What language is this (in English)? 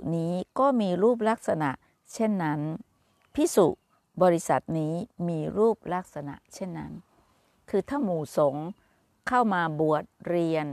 Thai